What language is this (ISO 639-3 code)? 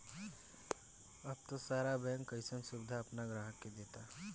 bho